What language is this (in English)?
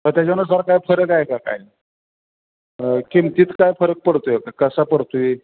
Marathi